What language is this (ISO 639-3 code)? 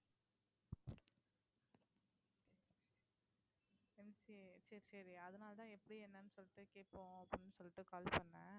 tam